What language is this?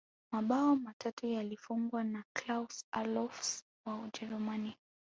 Swahili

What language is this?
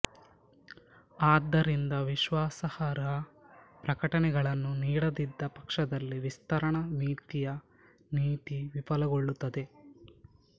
Kannada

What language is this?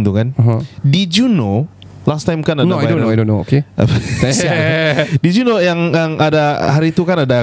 Malay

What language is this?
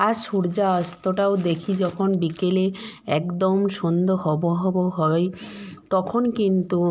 Bangla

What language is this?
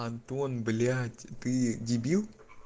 Russian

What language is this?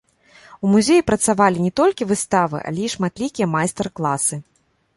Belarusian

